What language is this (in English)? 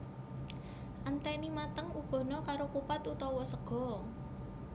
Javanese